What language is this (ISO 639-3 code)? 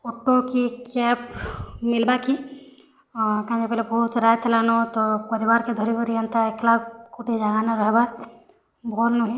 ori